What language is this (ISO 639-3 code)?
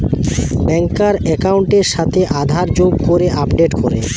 ben